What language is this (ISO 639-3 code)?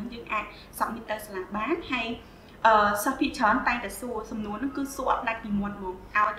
vie